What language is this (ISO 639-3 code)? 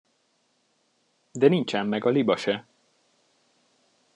hun